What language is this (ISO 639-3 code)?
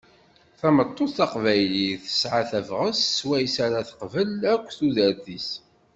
kab